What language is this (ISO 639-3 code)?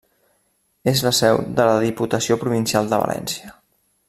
cat